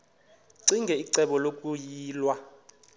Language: Xhosa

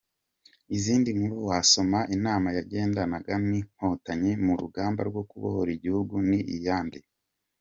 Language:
Kinyarwanda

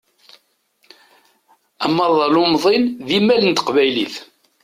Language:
Kabyle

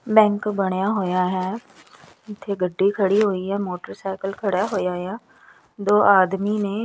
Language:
Punjabi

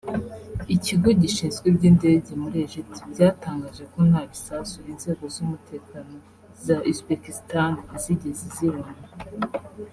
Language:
Kinyarwanda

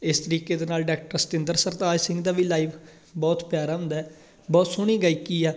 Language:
Punjabi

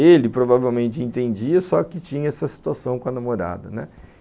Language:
Portuguese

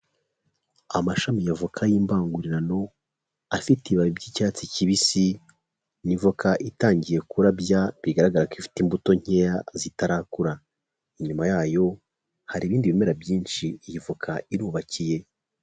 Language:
Kinyarwanda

